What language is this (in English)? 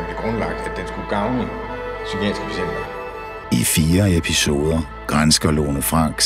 Danish